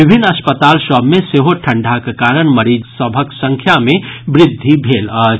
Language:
Maithili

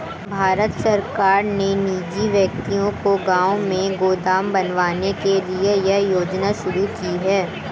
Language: Hindi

